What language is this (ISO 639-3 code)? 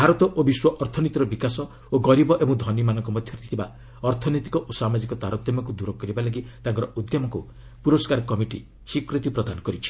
ori